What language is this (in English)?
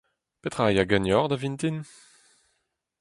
Breton